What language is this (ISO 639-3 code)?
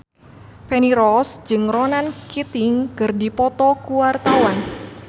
sun